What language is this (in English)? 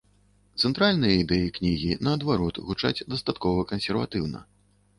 Belarusian